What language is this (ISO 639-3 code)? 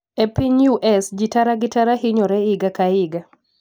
luo